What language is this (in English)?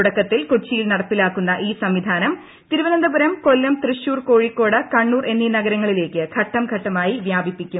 Malayalam